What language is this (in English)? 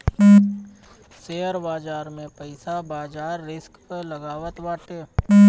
Bhojpuri